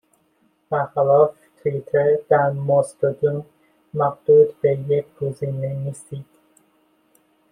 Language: Persian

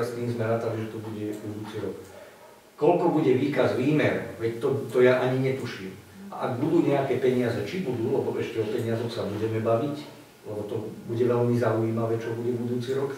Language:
Slovak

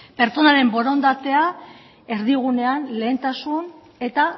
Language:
Basque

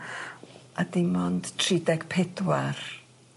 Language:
Welsh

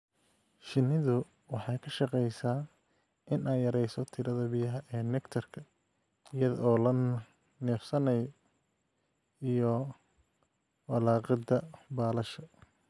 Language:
Somali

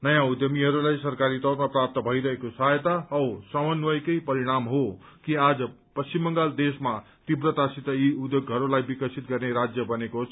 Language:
Nepali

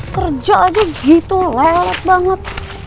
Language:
Indonesian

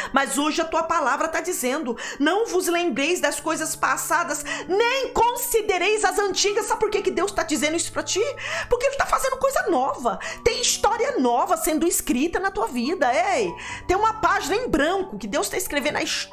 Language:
Portuguese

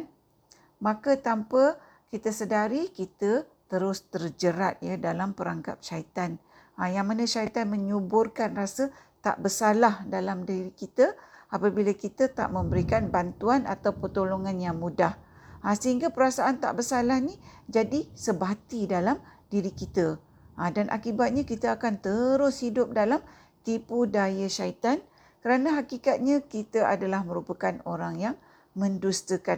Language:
Malay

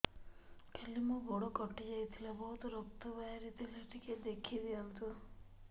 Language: Odia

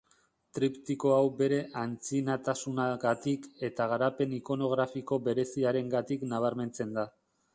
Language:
Basque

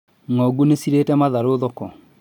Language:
Kikuyu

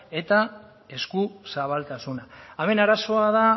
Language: Basque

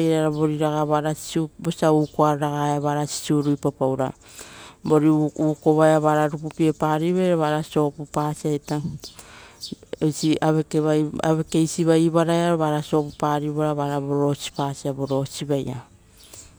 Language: Rotokas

